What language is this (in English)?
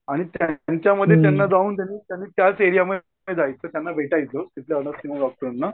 Marathi